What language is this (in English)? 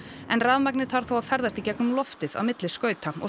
Icelandic